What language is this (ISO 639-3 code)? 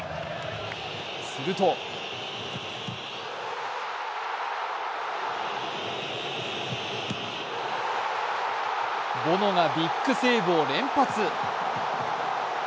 jpn